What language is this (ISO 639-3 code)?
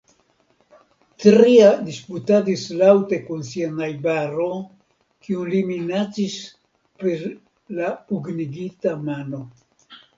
epo